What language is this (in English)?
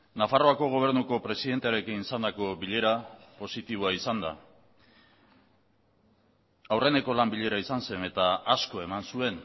Basque